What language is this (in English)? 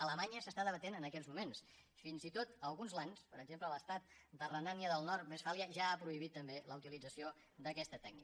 Catalan